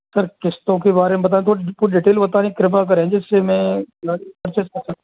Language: Hindi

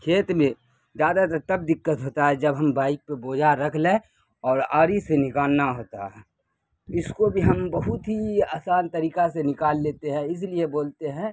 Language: Urdu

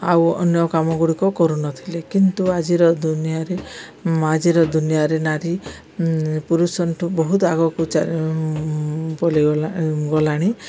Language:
Odia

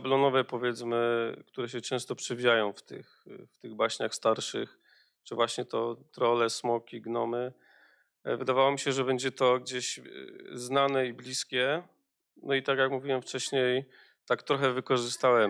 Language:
Polish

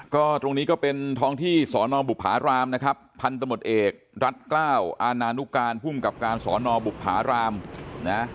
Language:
Thai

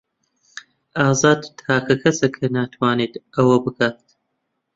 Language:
Central Kurdish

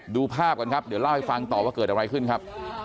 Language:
Thai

